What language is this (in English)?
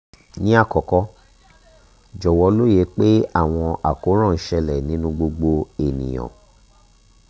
Yoruba